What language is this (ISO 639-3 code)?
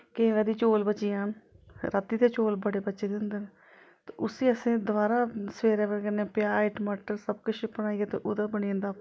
doi